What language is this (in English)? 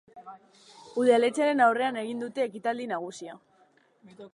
Basque